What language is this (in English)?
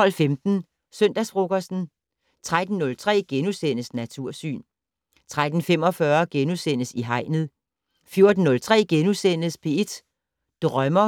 Danish